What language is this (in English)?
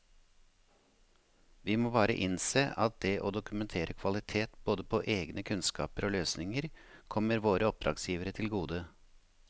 Norwegian